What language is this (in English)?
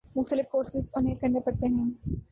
Urdu